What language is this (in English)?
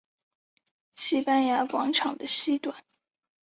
Chinese